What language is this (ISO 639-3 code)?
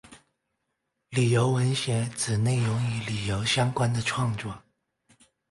zho